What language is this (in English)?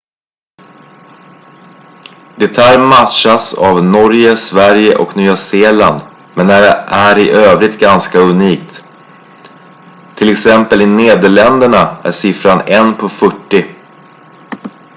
Swedish